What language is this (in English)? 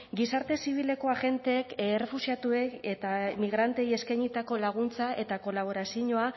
Basque